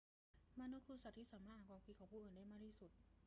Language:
Thai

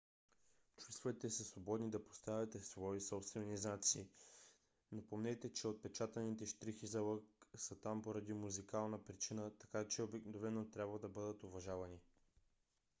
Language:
Bulgarian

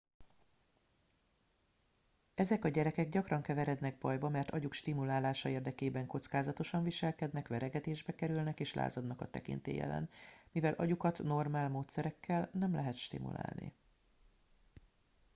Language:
Hungarian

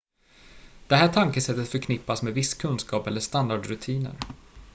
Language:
Swedish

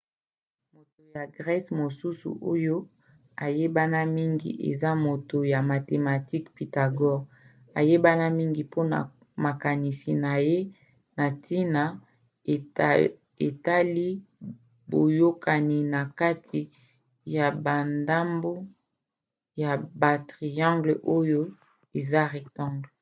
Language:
Lingala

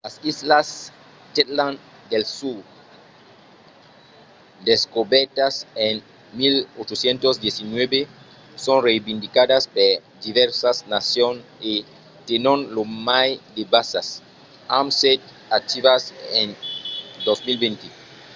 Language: Occitan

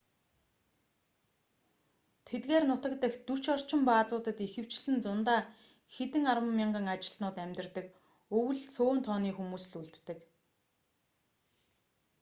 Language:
Mongolian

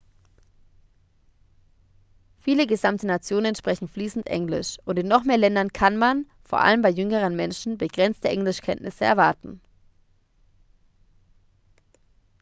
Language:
German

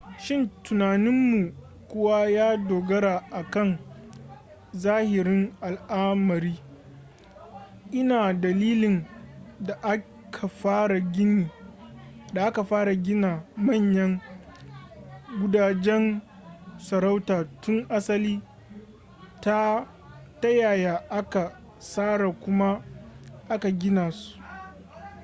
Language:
Hausa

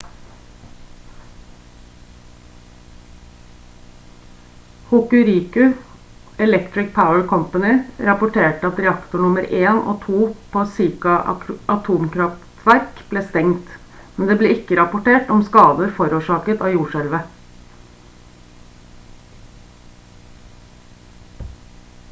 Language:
Norwegian Bokmål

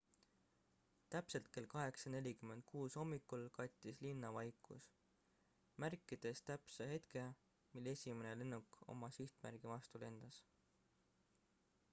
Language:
Estonian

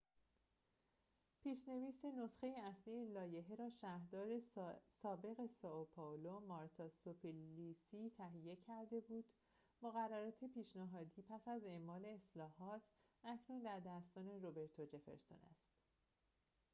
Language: Persian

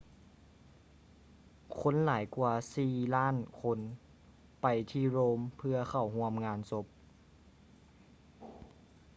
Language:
Lao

